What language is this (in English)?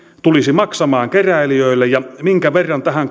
Finnish